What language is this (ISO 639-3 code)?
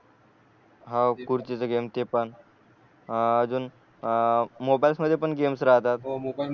mar